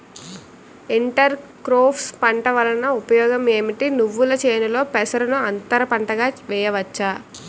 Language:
Telugu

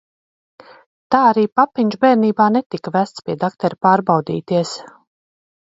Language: Latvian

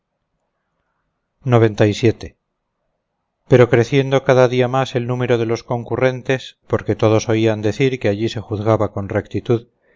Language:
Spanish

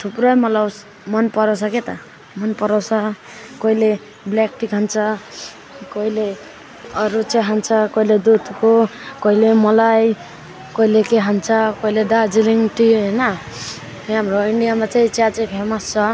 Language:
Nepali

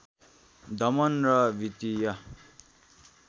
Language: Nepali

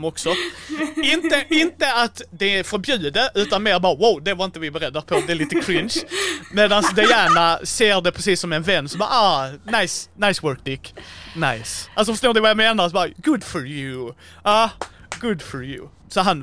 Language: Swedish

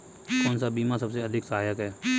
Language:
Hindi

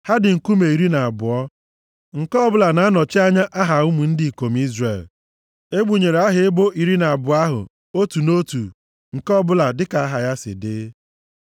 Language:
Igbo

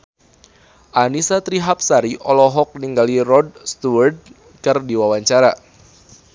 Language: Sundanese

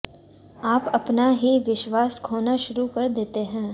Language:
Hindi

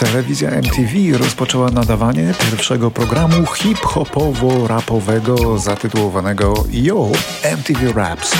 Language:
Polish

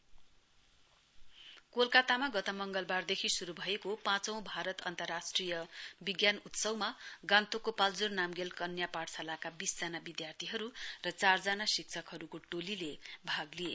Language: Nepali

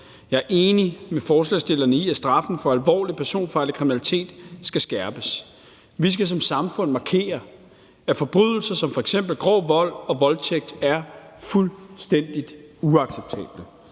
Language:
Danish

